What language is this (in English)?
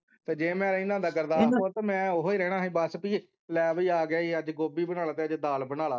Punjabi